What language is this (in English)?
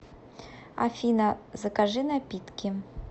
Russian